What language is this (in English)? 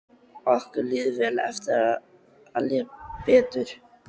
Icelandic